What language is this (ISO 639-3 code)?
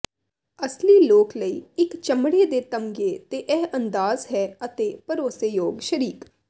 pan